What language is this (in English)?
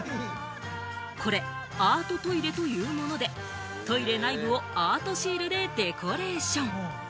Japanese